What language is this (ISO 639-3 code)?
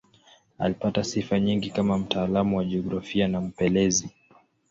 swa